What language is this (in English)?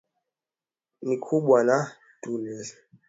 Swahili